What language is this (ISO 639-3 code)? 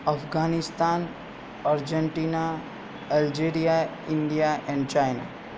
guj